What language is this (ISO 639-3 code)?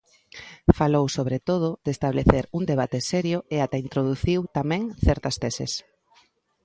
glg